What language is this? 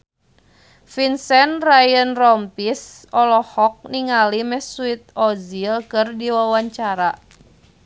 Sundanese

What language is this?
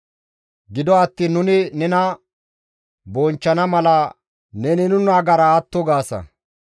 Gamo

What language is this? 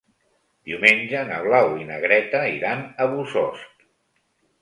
Catalan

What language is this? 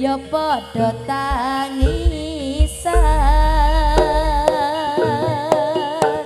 Indonesian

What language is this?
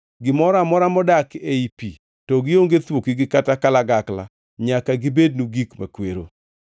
Luo (Kenya and Tanzania)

